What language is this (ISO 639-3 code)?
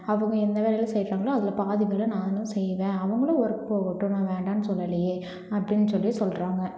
tam